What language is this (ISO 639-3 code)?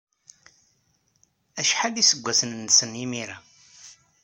kab